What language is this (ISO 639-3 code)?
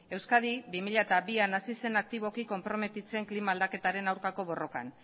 eus